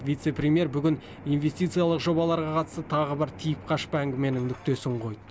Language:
Kazakh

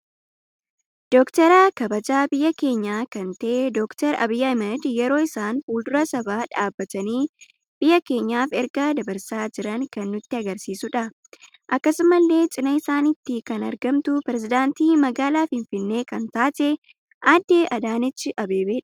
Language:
Oromo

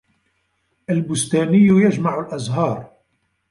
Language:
Arabic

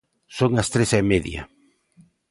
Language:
Galician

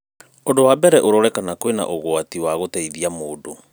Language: Kikuyu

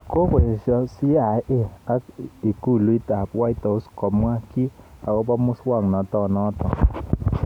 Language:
Kalenjin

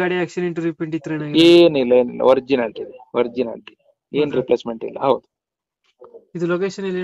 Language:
Arabic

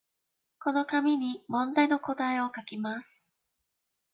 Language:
Japanese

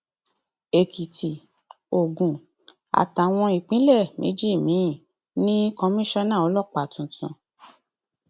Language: Yoruba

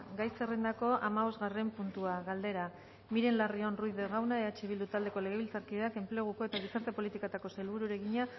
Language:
Basque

